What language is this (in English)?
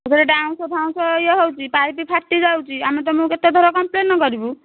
Odia